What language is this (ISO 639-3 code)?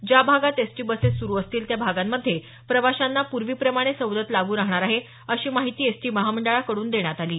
mar